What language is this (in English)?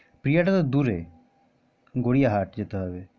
Bangla